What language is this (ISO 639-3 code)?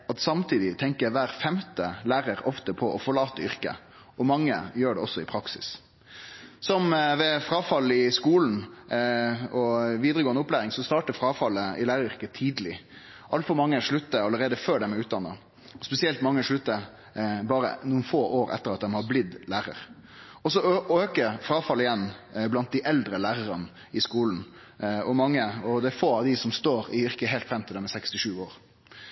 nno